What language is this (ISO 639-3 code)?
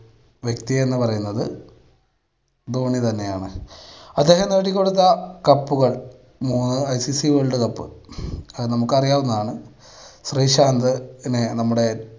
mal